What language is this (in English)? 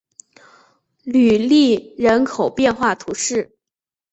Chinese